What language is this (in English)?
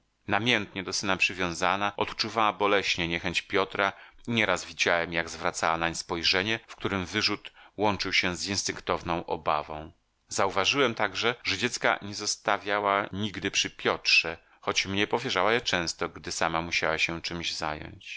Polish